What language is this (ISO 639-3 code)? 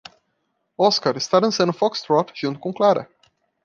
por